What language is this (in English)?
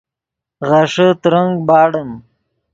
Yidgha